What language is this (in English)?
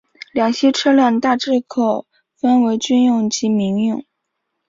Chinese